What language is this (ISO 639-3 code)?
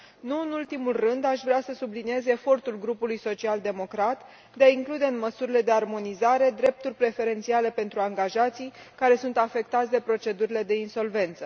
ron